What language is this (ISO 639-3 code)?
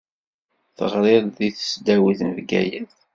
kab